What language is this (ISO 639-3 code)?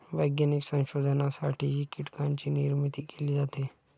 mar